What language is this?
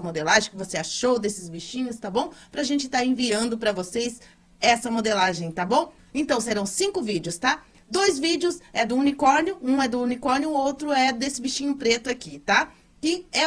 Portuguese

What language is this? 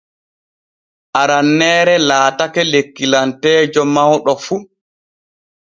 Borgu Fulfulde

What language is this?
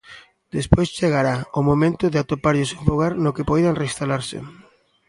Galician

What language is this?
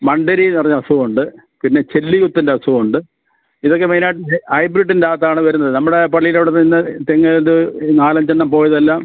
Malayalam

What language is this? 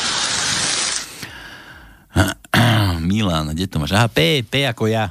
Slovak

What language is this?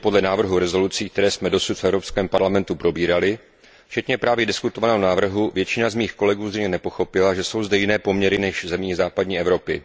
Czech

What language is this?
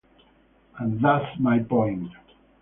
English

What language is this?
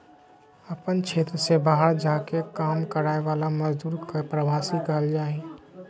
Magahi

